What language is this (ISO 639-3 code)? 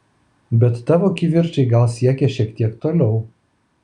lit